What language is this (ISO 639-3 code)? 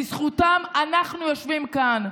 heb